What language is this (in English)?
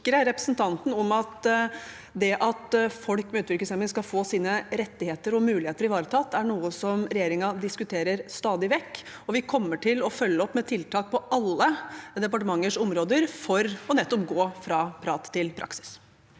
Norwegian